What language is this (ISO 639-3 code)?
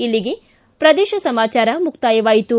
kan